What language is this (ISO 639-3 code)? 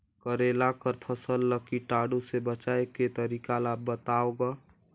hne